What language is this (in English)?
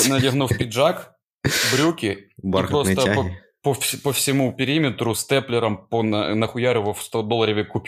Ukrainian